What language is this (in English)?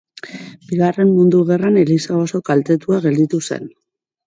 Basque